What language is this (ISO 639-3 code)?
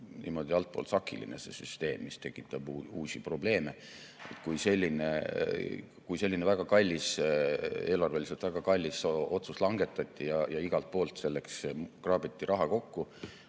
est